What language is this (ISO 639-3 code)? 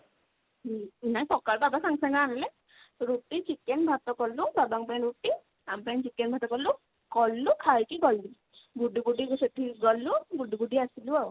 ori